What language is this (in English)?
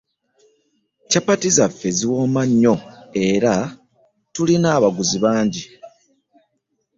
Ganda